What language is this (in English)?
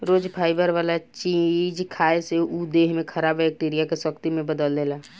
Bhojpuri